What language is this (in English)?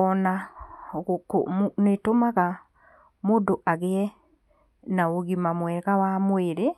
Kikuyu